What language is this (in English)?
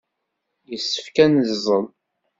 Kabyle